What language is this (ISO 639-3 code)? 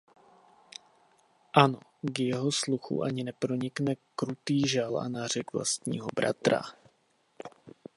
ces